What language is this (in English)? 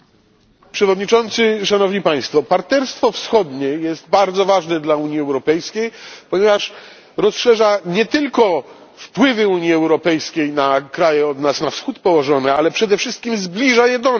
Polish